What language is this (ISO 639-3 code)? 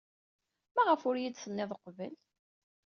kab